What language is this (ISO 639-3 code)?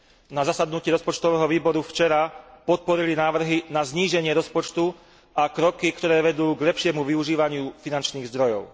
slk